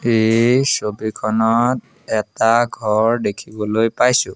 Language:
Assamese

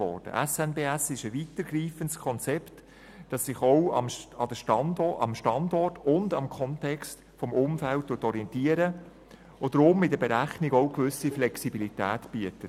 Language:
Swiss German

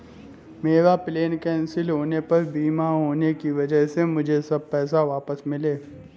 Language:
Hindi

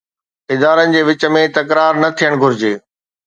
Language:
Sindhi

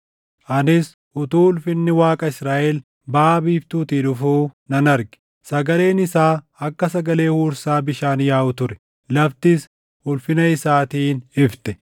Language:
Oromo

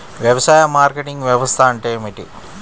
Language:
Telugu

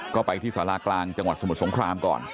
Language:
Thai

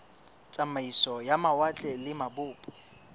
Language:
Southern Sotho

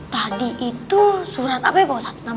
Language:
Indonesian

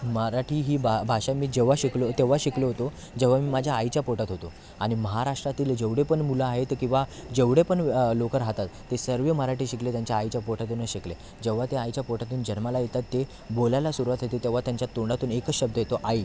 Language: Marathi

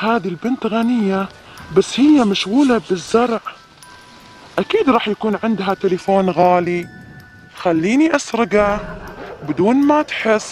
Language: Arabic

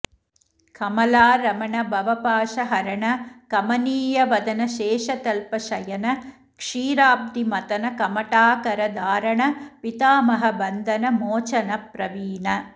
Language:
Sanskrit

